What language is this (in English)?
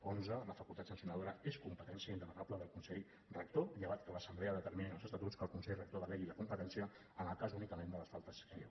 Catalan